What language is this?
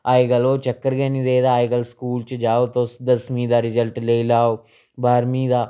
Dogri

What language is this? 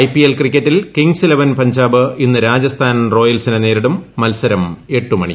Malayalam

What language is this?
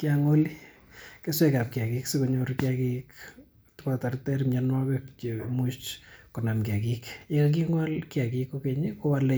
Kalenjin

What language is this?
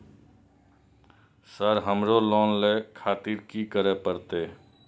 Maithili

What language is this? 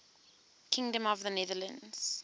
English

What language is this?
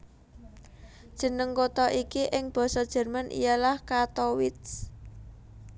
Javanese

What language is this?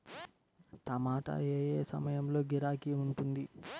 Telugu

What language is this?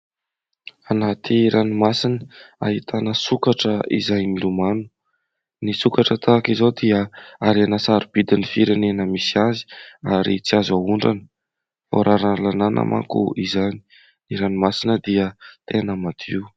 Malagasy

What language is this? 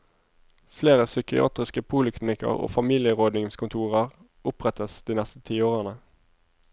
Norwegian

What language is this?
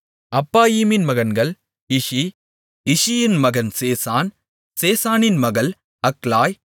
Tamil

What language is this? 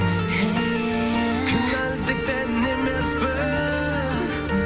Kazakh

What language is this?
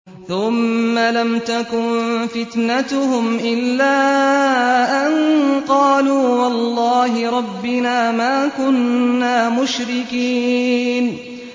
Arabic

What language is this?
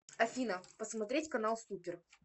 Russian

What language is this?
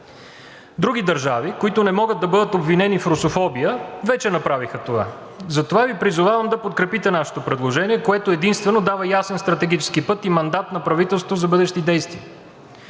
Bulgarian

